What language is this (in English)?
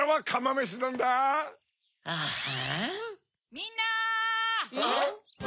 Japanese